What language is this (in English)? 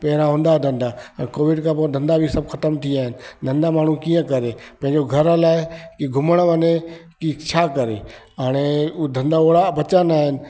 Sindhi